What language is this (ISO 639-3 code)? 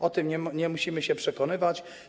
pol